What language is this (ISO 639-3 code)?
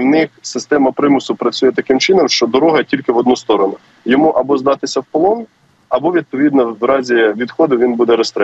ukr